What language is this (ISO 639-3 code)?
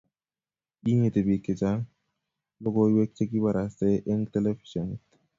kln